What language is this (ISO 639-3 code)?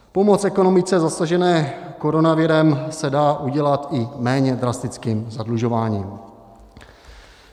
ces